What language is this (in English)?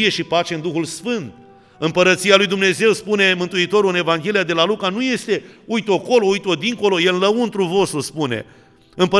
Romanian